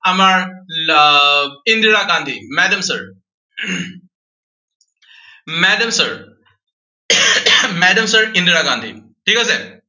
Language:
Assamese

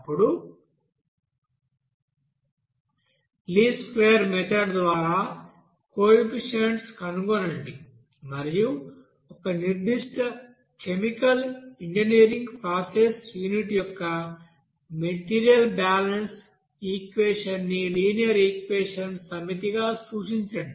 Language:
Telugu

